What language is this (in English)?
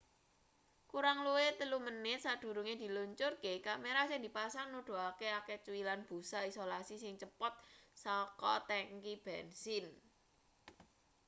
Javanese